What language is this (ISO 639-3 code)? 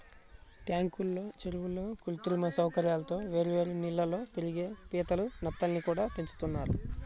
tel